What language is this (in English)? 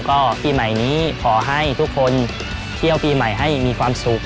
Thai